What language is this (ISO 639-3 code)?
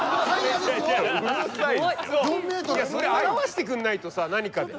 jpn